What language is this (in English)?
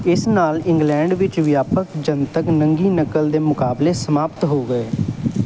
Punjabi